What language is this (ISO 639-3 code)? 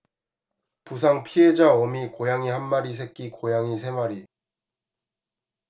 kor